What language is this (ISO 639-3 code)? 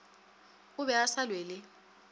nso